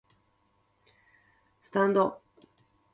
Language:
Japanese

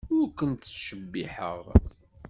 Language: Kabyle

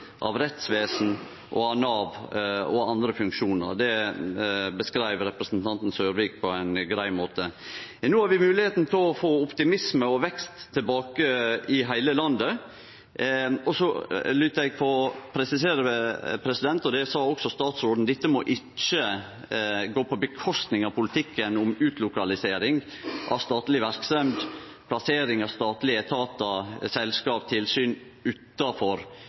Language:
Norwegian Nynorsk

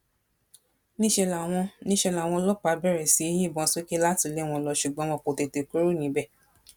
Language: Yoruba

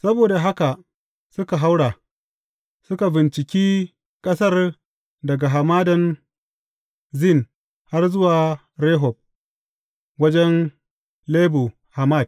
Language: Hausa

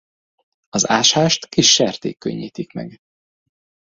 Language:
Hungarian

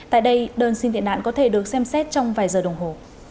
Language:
Vietnamese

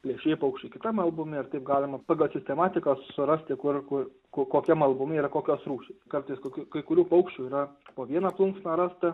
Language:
Lithuanian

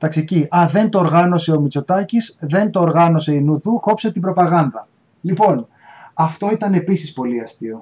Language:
Greek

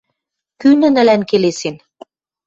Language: Western Mari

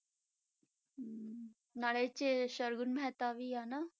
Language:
Punjabi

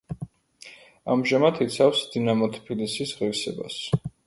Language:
Georgian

